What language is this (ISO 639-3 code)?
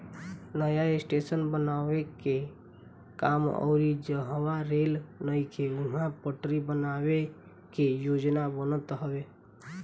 bho